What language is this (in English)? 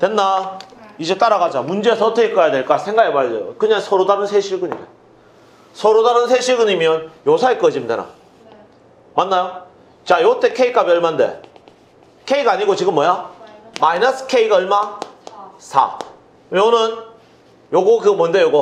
Korean